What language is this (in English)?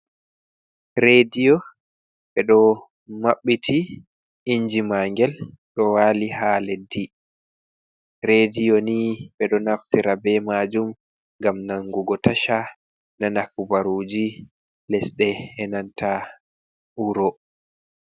Fula